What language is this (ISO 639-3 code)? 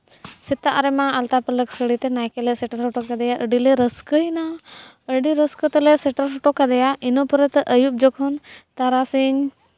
sat